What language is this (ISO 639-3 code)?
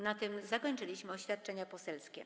pol